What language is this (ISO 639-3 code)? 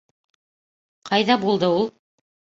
bak